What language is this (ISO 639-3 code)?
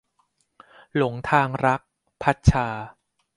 tha